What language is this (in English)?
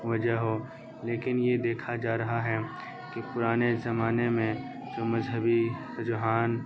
Urdu